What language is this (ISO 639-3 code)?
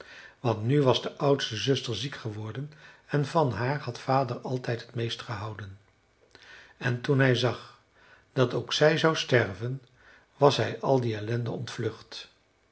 nld